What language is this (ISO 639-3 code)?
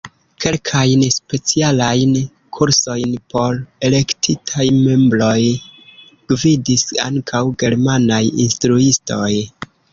epo